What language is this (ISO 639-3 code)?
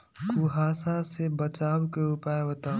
mag